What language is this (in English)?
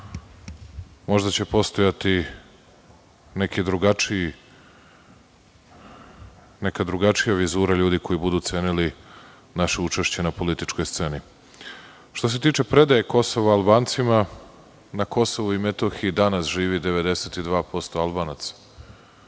Serbian